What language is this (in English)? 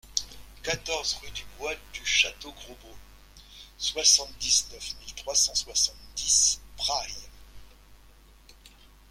French